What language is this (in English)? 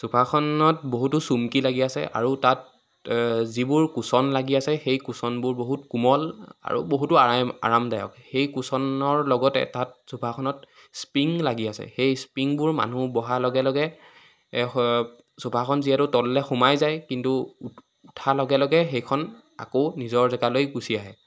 Assamese